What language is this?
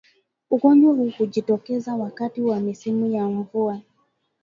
Swahili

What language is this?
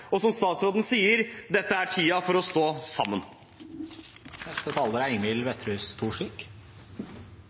Norwegian Bokmål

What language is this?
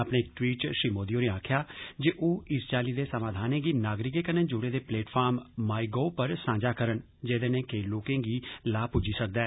Dogri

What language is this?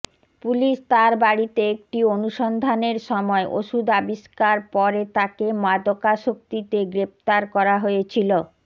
Bangla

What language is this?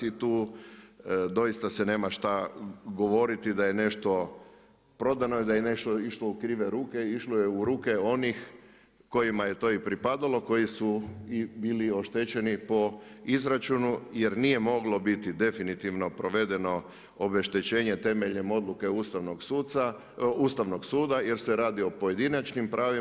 Croatian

